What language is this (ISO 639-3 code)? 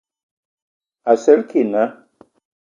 ewo